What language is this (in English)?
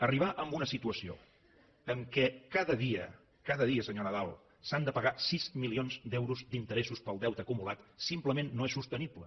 Catalan